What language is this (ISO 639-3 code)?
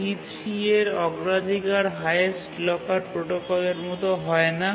ben